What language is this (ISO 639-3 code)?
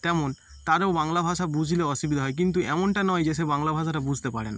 ben